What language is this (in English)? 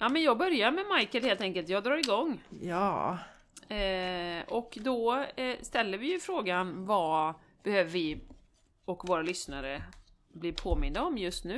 Swedish